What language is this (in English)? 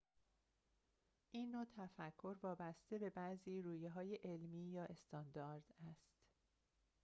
Persian